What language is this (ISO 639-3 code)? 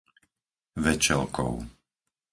slk